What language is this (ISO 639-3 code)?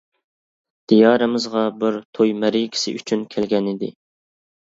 uig